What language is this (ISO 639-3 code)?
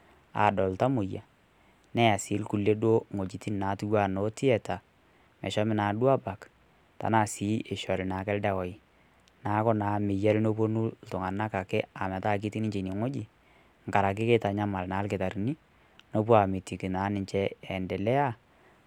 mas